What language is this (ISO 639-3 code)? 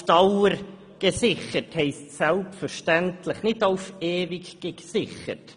gsw